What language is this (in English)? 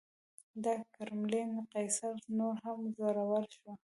Pashto